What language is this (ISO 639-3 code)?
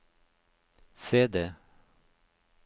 nor